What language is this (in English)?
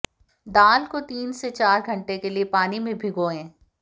Hindi